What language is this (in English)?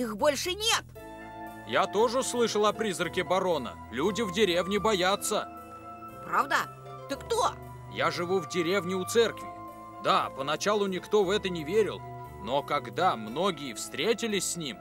Russian